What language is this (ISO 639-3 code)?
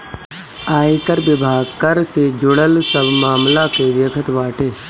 bho